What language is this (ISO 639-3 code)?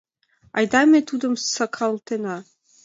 chm